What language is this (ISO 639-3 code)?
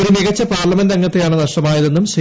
mal